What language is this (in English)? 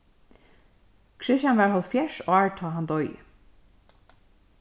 Faroese